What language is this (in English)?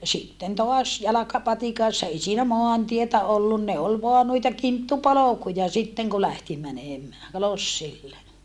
Finnish